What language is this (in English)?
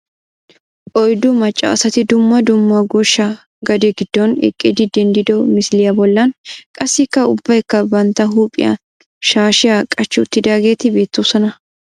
Wolaytta